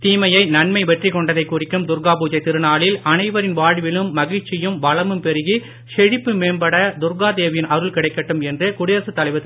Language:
Tamil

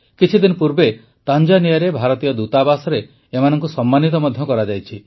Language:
Odia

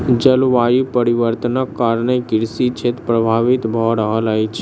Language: Maithili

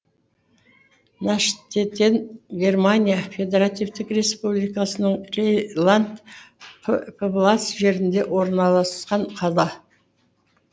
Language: Kazakh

